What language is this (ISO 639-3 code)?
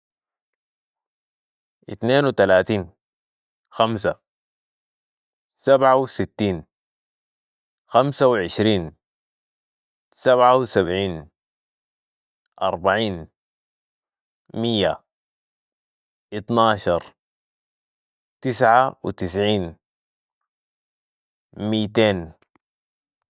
apd